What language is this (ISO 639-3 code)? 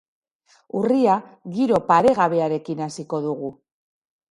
eus